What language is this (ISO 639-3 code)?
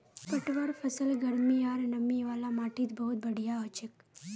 mag